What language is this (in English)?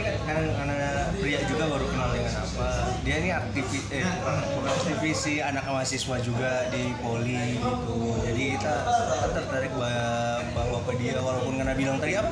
Indonesian